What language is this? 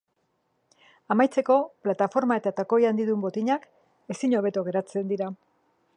Basque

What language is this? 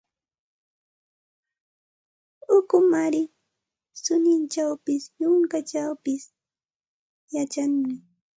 Santa Ana de Tusi Pasco Quechua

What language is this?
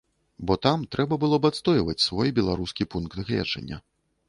Belarusian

